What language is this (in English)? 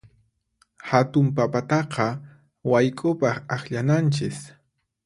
Puno Quechua